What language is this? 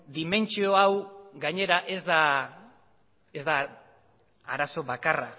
Basque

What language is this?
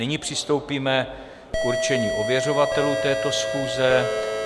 Czech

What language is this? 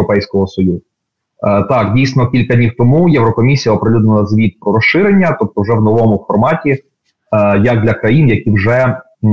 Ukrainian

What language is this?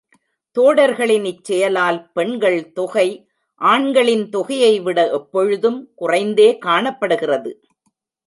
Tamil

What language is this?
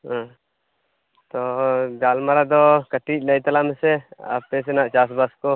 Santali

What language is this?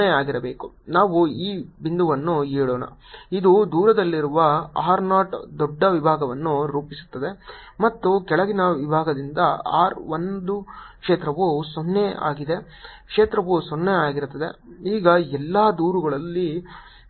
Kannada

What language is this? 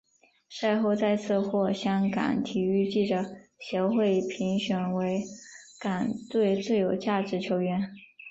Chinese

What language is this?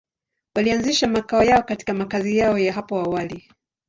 Swahili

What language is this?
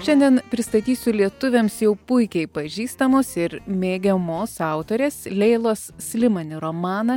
Lithuanian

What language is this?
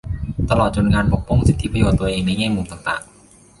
Thai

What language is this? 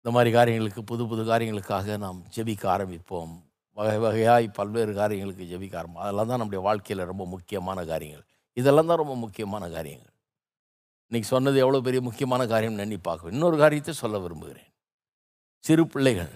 Tamil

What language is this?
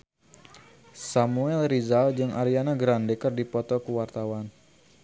Sundanese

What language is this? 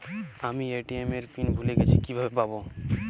Bangla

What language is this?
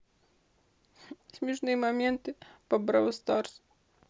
Russian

